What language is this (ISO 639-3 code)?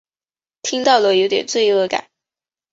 zho